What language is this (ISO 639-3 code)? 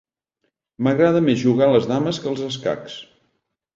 cat